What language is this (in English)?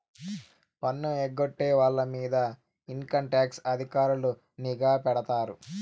Telugu